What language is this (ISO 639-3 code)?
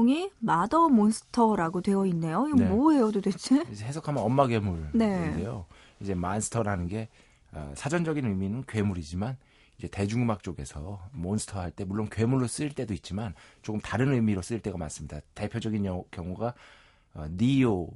kor